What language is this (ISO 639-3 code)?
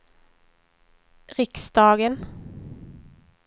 swe